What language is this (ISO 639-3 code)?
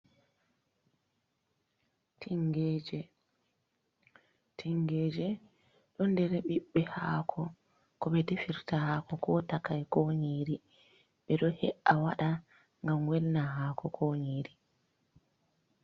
ful